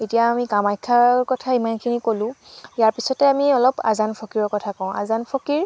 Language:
Assamese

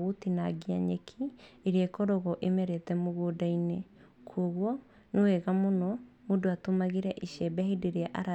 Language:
Kikuyu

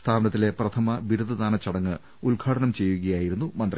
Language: Malayalam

